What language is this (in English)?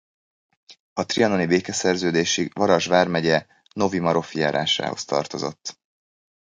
Hungarian